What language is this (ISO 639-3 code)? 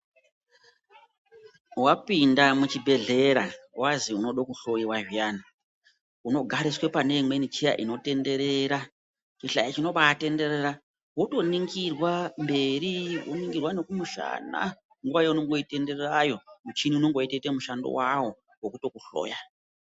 ndc